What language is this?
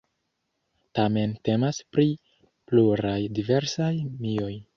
Esperanto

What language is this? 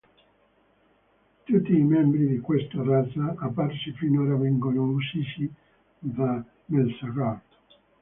Italian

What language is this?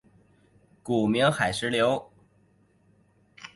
Chinese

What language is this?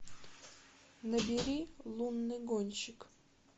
Russian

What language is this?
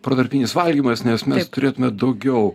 Lithuanian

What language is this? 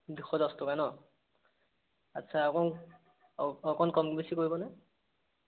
Assamese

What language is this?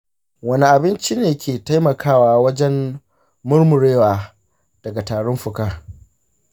Hausa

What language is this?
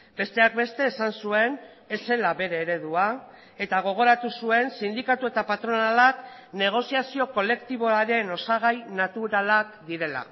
Basque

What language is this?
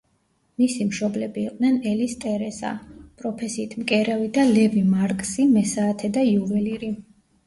Georgian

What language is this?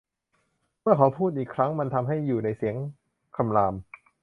Thai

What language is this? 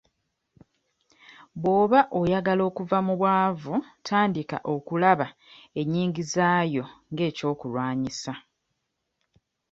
Ganda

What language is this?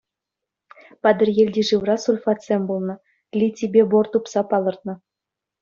Chuvash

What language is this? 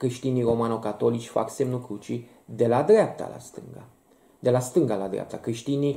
Romanian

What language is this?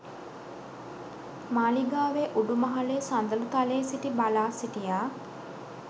Sinhala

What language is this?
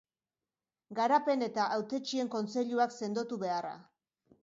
Basque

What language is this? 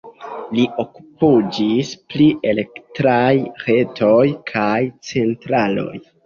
Esperanto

